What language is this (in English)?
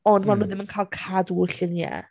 Welsh